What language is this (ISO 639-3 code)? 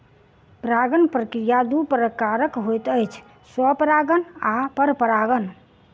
mai